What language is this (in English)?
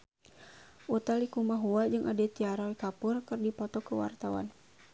Sundanese